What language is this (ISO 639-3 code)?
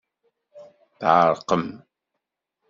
kab